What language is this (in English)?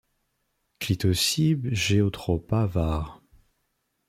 French